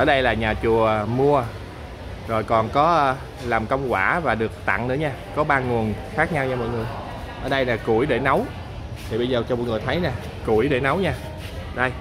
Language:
Vietnamese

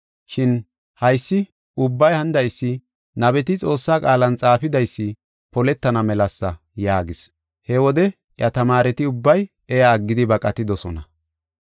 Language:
Gofa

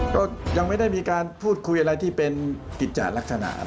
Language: Thai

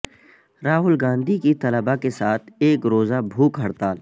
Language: Urdu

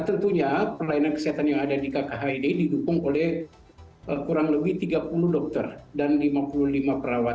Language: Indonesian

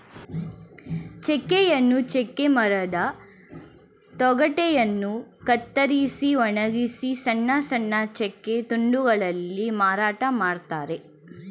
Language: Kannada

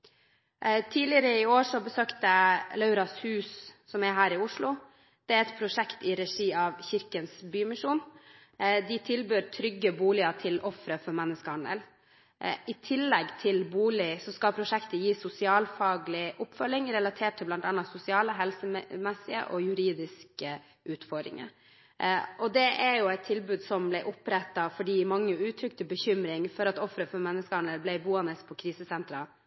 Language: Norwegian Bokmål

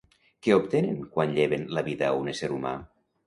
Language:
Catalan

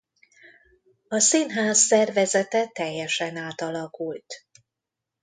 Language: Hungarian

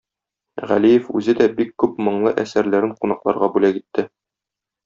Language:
Tatar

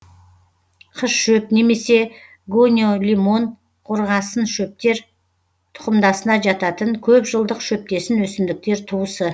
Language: Kazakh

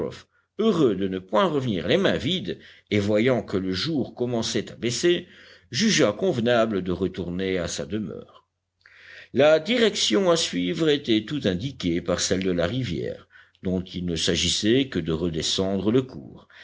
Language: French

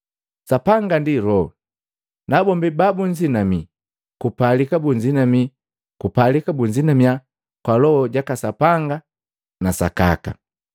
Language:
Matengo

